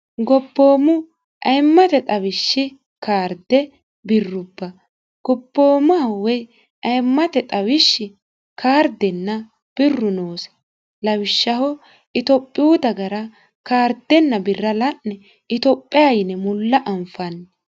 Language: Sidamo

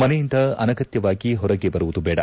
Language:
Kannada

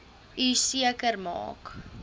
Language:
Afrikaans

